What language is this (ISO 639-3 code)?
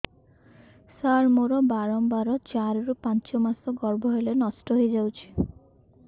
ori